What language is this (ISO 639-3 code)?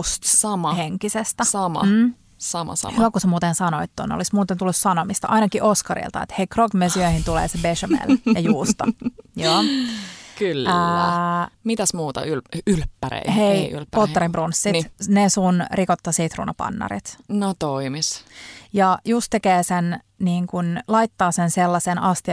fin